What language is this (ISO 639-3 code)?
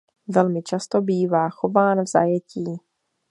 ces